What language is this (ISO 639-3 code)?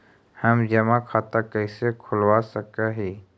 mag